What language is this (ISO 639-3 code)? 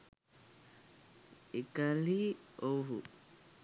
sin